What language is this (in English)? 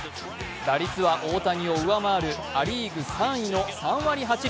Japanese